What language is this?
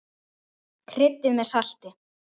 Icelandic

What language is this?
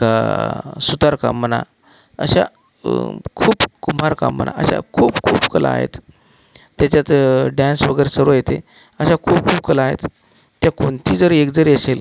Marathi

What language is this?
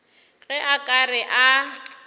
Northern Sotho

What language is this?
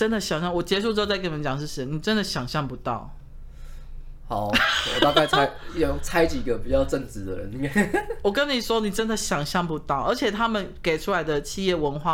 Chinese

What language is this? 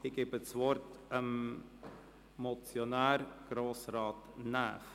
Swiss German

